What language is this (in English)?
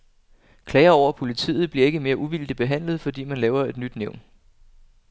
Danish